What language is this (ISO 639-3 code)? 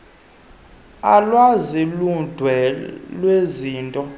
xho